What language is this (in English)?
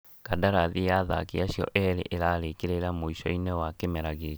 Kikuyu